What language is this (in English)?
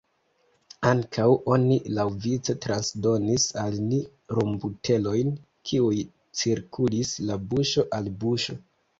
Esperanto